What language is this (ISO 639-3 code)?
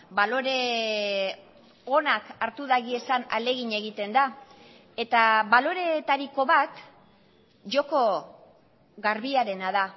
eus